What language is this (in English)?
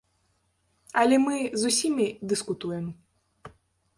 Belarusian